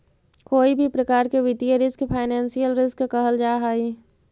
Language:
Magahi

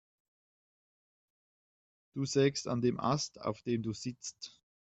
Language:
German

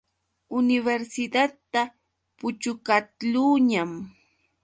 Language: Yauyos Quechua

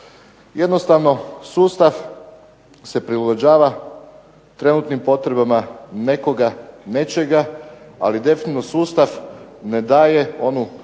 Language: Croatian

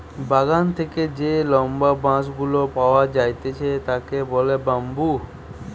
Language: Bangla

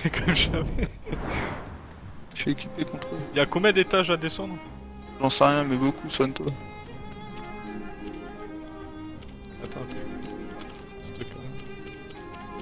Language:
French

